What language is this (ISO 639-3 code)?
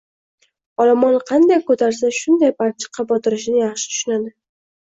uzb